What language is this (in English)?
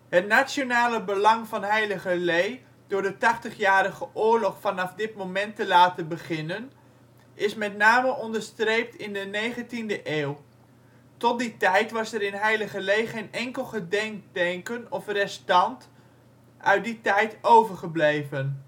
Dutch